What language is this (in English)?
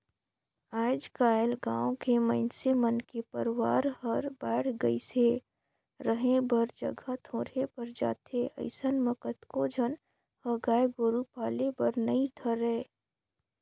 Chhattisgarhi